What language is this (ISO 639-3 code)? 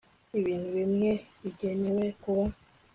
kin